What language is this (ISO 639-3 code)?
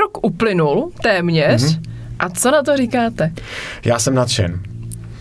ces